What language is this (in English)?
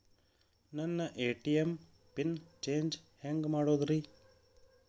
Kannada